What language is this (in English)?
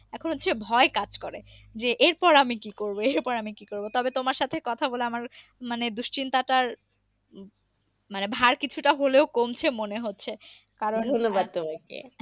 Bangla